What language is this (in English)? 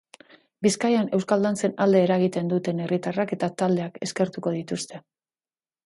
Basque